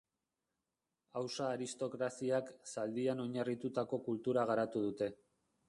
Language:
Basque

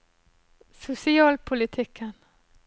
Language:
Norwegian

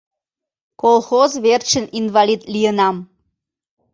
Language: Mari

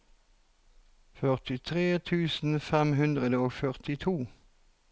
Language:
Norwegian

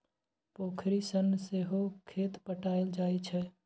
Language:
Maithili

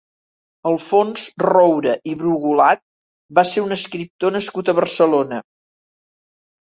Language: Catalan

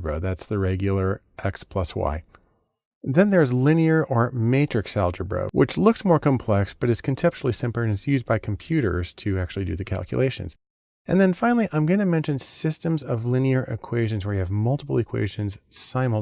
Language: English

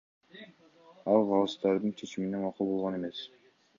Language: Kyrgyz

